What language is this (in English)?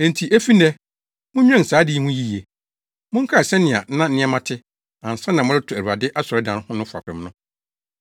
Akan